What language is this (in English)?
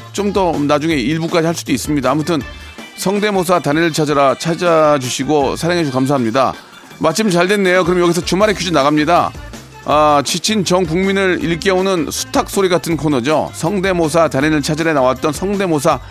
Korean